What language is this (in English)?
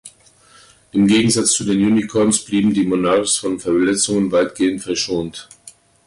German